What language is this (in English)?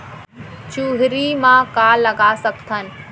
Chhattisgarhi